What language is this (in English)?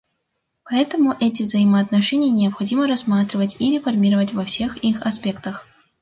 Russian